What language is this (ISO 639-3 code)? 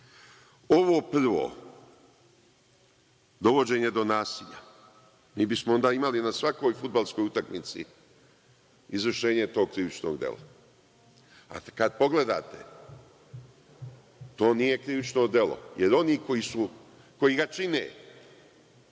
srp